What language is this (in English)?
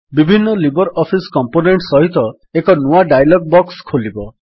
Odia